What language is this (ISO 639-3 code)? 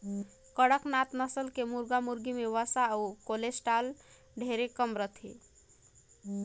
hne